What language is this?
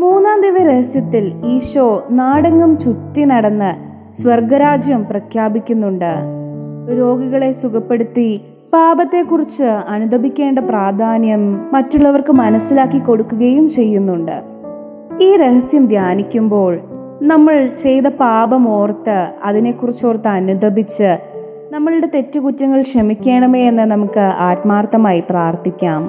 Malayalam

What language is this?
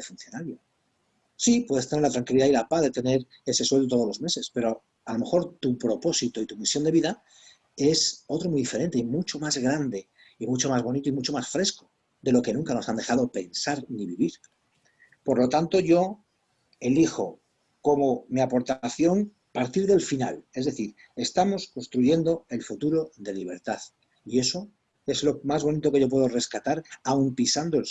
Spanish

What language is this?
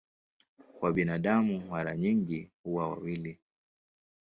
Swahili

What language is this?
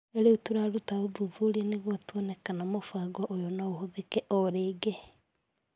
Kikuyu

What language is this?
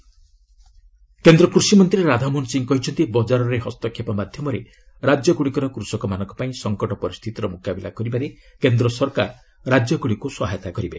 Odia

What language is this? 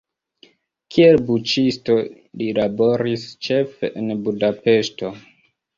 Esperanto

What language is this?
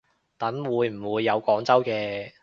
Cantonese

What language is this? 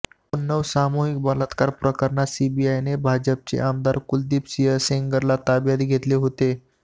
Marathi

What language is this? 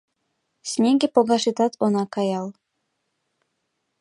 Mari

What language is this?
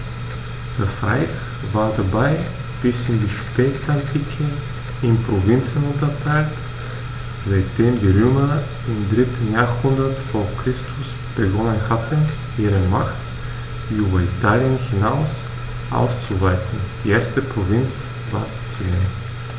German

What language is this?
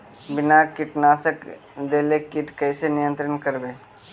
Magahi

